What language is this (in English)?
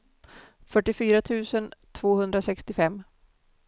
Swedish